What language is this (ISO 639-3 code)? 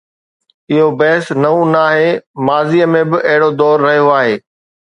snd